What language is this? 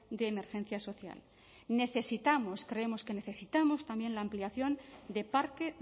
Spanish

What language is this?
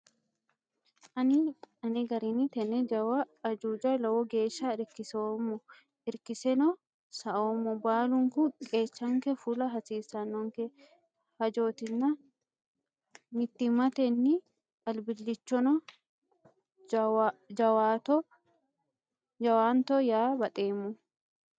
Sidamo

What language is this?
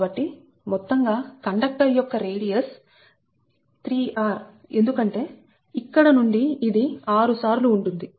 Telugu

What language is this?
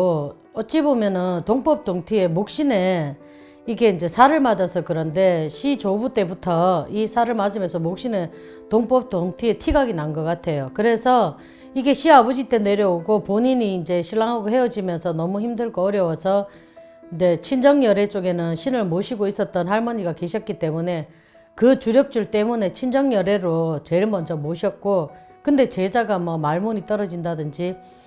Korean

